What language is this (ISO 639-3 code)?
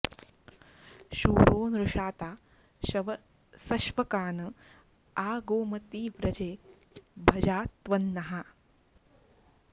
san